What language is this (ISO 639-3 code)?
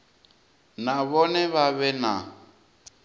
ven